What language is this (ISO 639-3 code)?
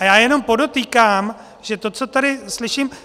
ces